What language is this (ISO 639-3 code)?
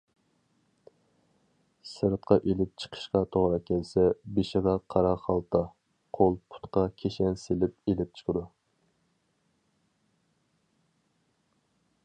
uig